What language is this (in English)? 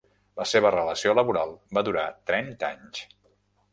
Catalan